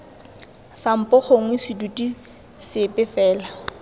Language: Tswana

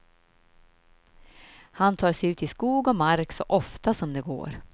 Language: Swedish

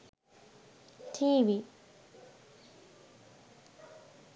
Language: Sinhala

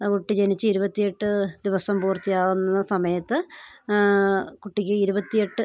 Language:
Malayalam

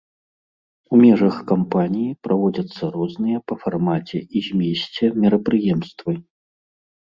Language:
Belarusian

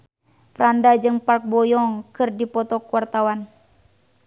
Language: Sundanese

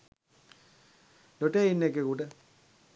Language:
Sinhala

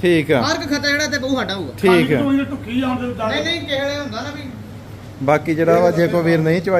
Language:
Punjabi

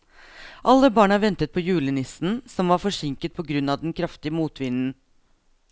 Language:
Norwegian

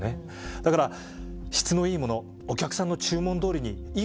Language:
Japanese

